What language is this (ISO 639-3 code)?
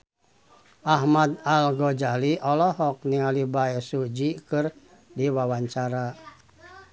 sun